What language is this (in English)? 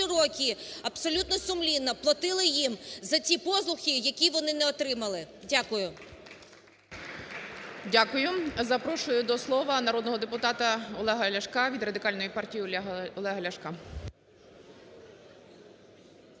Ukrainian